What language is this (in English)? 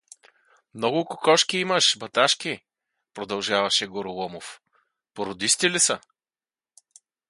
Bulgarian